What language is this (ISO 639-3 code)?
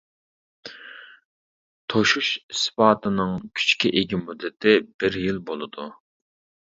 uig